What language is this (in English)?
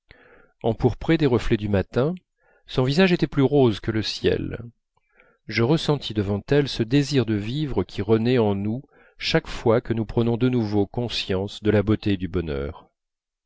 French